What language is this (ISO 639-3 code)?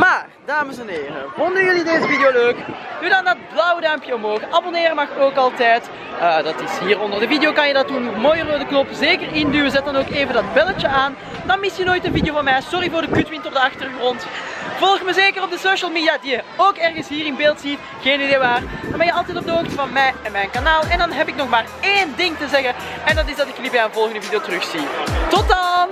nld